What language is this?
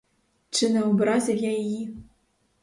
Ukrainian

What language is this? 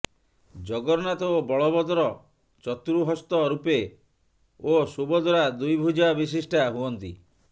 Odia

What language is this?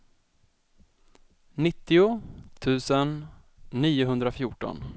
Swedish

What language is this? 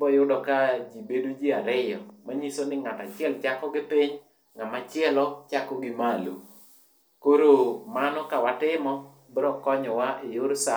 Luo (Kenya and Tanzania)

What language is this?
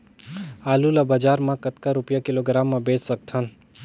Chhattisgarhi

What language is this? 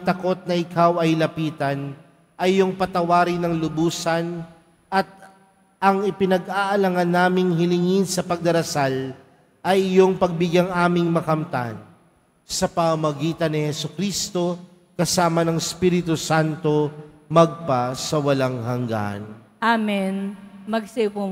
Filipino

